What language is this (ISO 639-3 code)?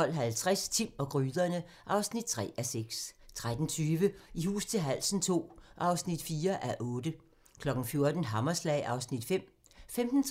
dan